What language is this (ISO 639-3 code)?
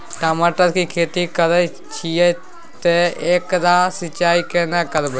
mai